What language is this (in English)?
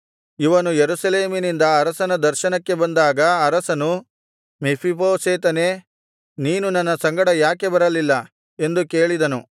Kannada